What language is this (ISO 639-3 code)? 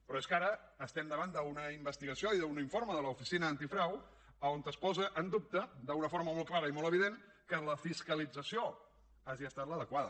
cat